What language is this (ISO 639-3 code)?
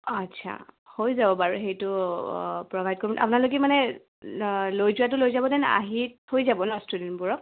asm